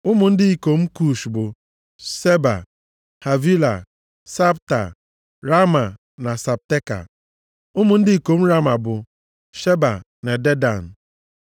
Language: Igbo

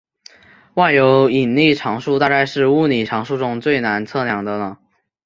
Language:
Chinese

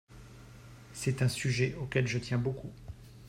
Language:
French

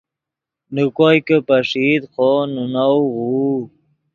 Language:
Yidgha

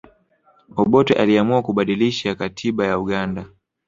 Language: Swahili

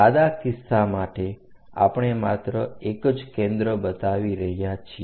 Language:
Gujarati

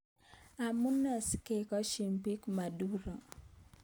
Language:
Kalenjin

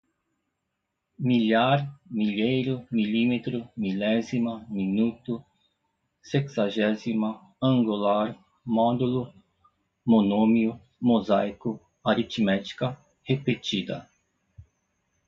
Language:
Portuguese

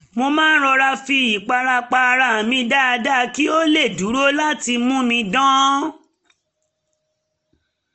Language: Yoruba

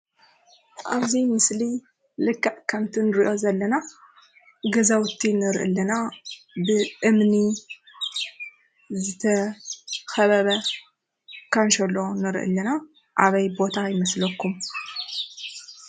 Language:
Tigrinya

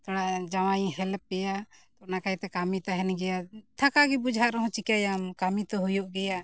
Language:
Santali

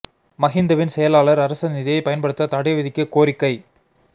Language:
Tamil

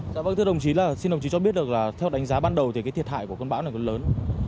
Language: Vietnamese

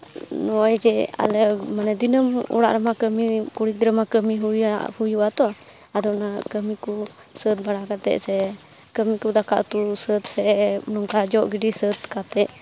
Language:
Santali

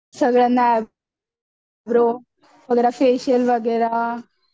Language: Marathi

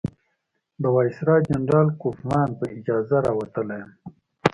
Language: Pashto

